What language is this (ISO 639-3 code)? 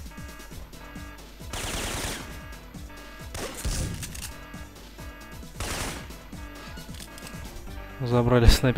rus